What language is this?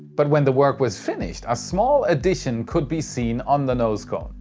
English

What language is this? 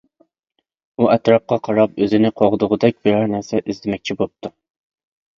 Uyghur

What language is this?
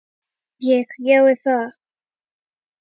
Icelandic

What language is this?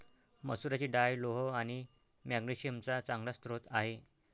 Marathi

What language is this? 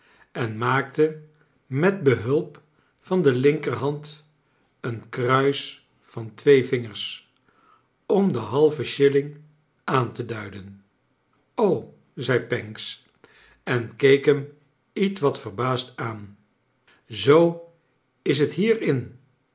Dutch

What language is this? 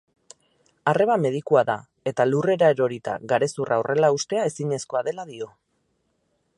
Basque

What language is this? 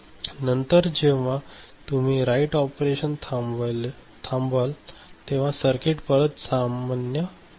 Marathi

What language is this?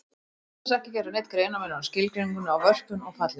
Icelandic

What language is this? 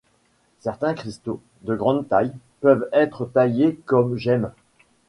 French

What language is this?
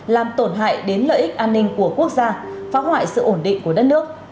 Vietnamese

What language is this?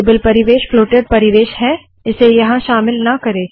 Hindi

